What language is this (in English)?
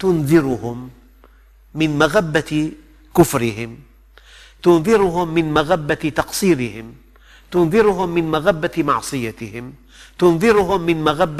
Arabic